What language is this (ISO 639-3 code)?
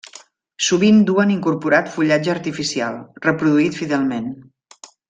cat